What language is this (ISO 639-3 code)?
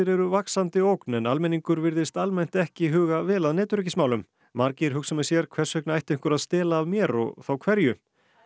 isl